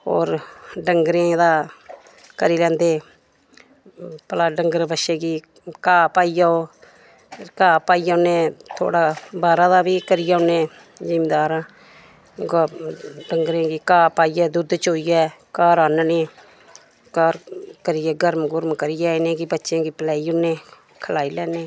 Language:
Dogri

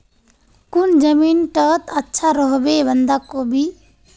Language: Magahi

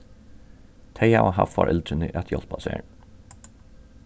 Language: Faroese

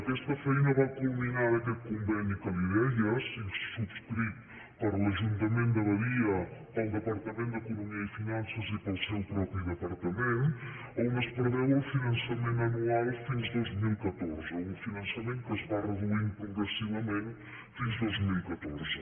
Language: Catalan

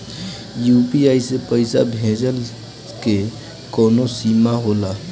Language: Bhojpuri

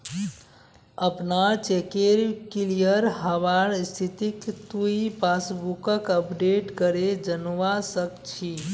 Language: Magahi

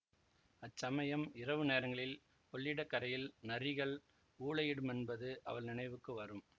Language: Tamil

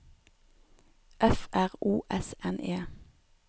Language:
Norwegian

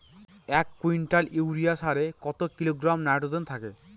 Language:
Bangla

